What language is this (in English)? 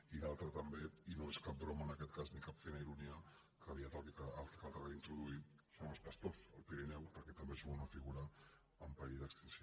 Catalan